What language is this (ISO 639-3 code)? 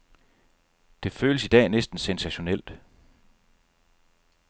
dan